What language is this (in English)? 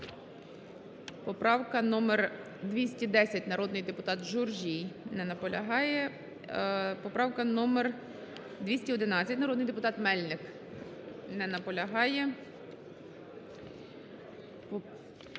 Ukrainian